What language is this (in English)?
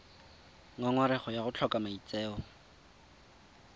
Tswana